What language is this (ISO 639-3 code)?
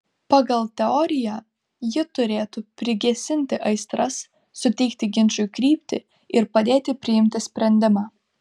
lit